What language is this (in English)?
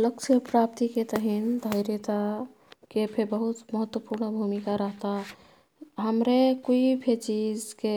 Kathoriya Tharu